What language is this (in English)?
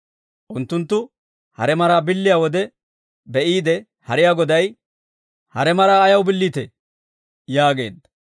Dawro